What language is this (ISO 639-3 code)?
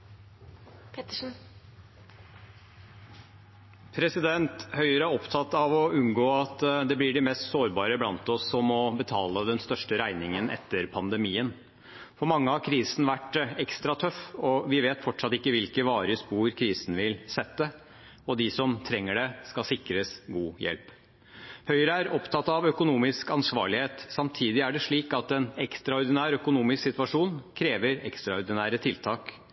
nob